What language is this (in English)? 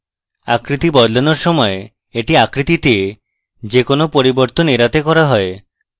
Bangla